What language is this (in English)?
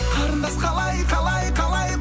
Kazakh